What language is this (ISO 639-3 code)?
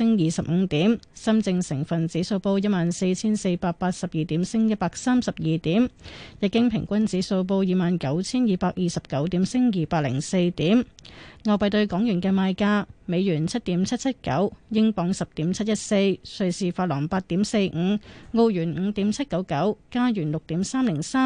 zho